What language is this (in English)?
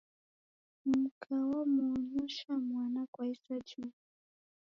Taita